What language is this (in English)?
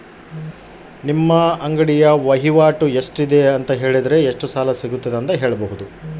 Kannada